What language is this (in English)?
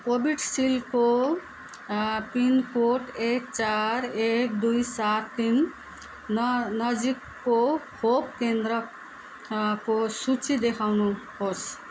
Nepali